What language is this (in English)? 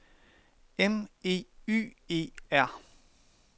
Danish